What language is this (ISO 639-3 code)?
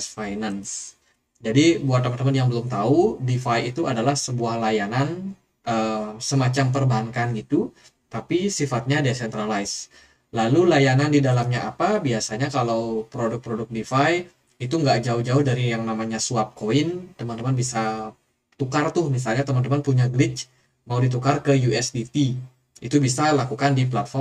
ind